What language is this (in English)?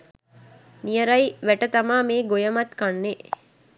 Sinhala